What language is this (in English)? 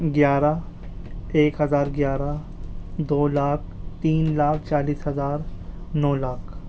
Urdu